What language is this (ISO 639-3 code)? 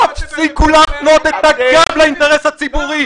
heb